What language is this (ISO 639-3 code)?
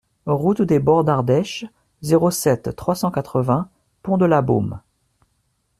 fra